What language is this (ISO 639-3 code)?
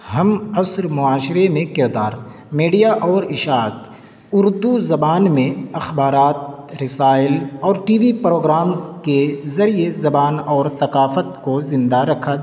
urd